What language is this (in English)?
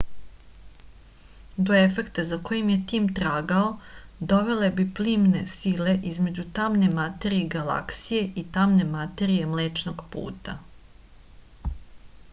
Serbian